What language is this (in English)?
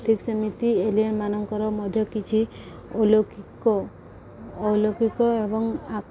Odia